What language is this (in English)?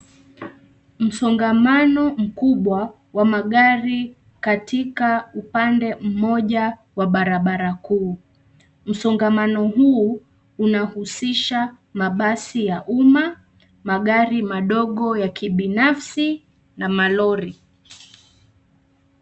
Swahili